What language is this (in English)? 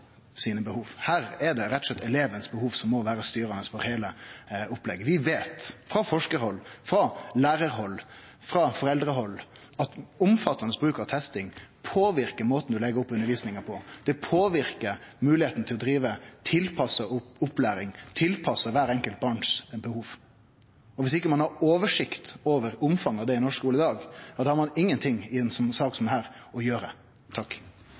Norwegian Nynorsk